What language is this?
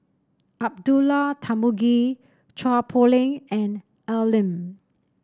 English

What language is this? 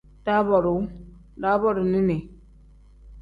Tem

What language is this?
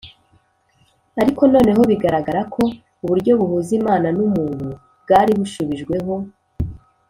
Kinyarwanda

